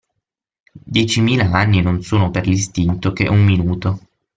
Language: Italian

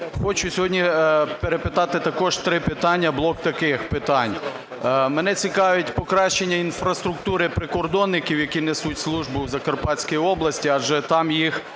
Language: Ukrainian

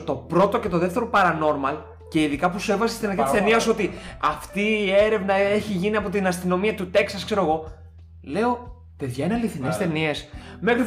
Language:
Greek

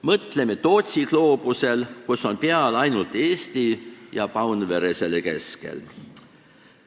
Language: Estonian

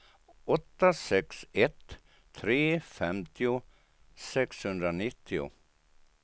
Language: Swedish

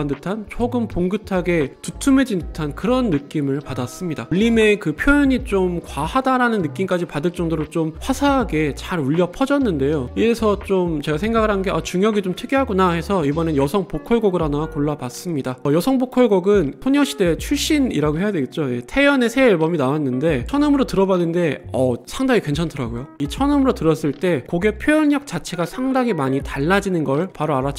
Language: Korean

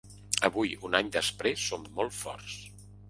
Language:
Catalan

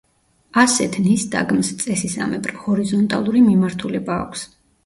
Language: Georgian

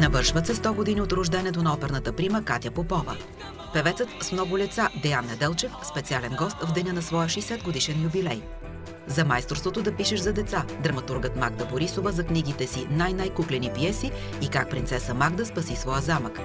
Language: Bulgarian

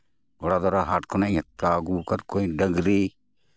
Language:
Santali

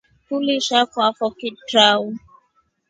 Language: Rombo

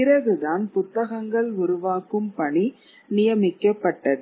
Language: Tamil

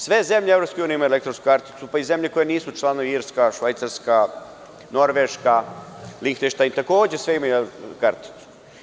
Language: Serbian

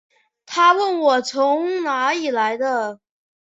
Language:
Chinese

